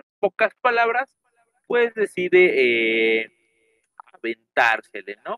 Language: Spanish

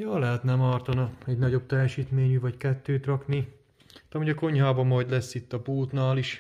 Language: Hungarian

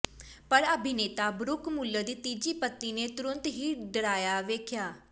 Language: Punjabi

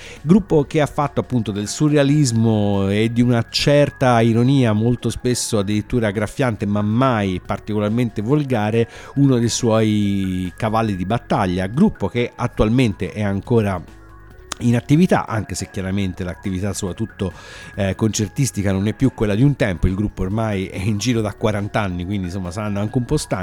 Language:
Italian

